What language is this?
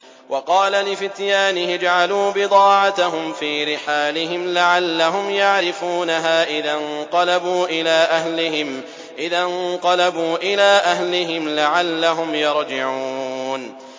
Arabic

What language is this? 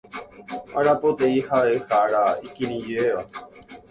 Guarani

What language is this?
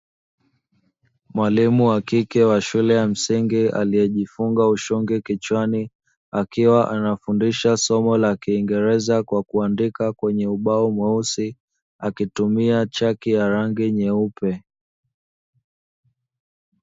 Swahili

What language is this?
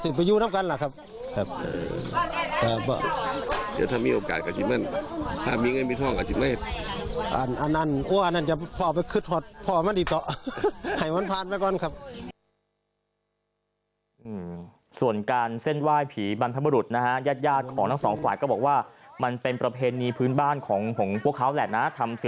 Thai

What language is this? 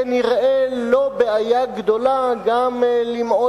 Hebrew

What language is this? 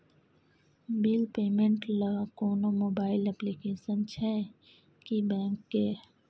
Maithili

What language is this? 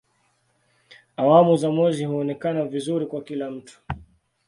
Swahili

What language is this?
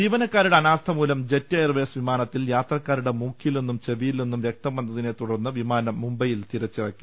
Malayalam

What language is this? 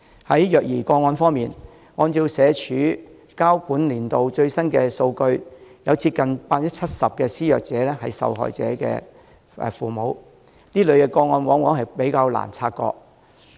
Cantonese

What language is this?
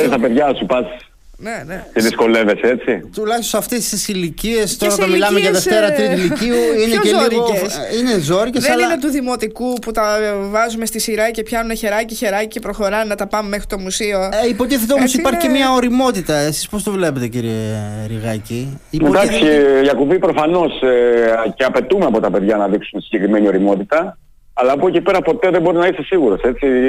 Greek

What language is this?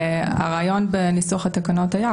Hebrew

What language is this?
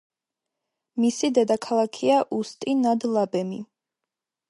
Georgian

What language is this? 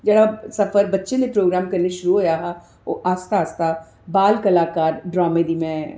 Dogri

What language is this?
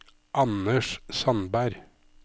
Norwegian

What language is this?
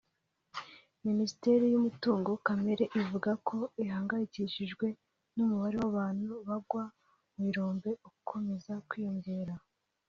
Kinyarwanda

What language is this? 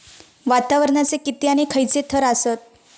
Marathi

